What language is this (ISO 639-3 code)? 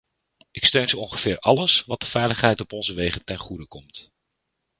nld